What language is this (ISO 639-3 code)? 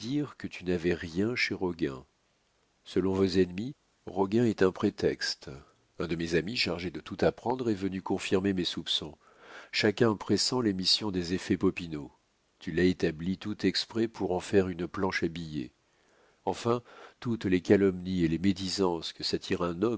fra